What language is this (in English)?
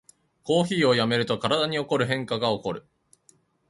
Japanese